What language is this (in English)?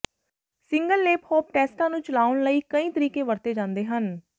Punjabi